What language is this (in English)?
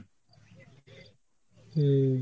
Bangla